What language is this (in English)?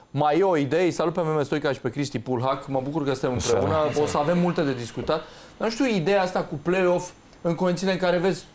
Romanian